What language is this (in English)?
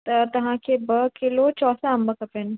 Sindhi